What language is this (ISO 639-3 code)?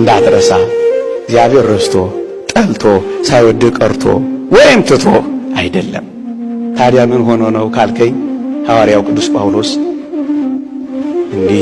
amh